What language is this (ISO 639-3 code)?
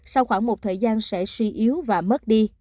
vie